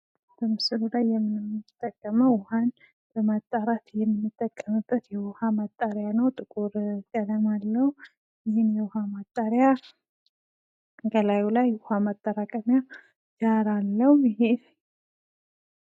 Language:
Amharic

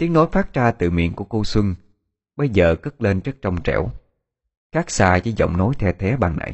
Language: Vietnamese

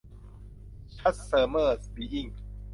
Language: Thai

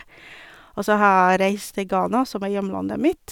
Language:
Norwegian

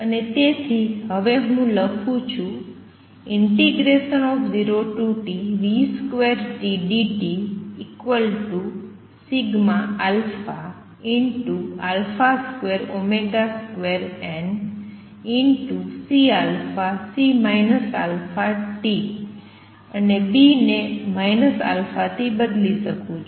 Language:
Gujarati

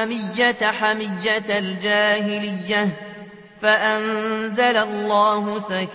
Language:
Arabic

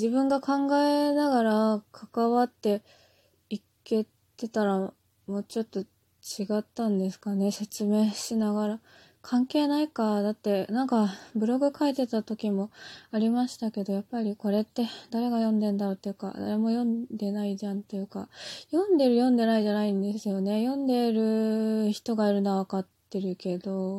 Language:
Japanese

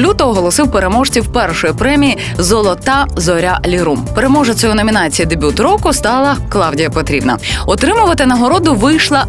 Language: Ukrainian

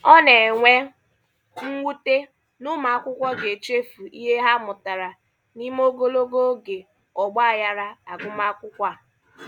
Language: Igbo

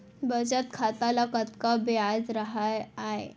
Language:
Chhattisgarhi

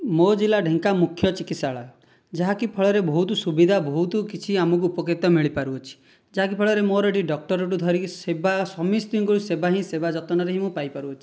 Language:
Odia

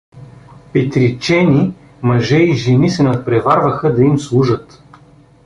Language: Bulgarian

